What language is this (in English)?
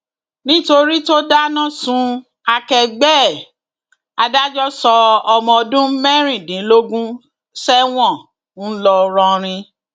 Yoruba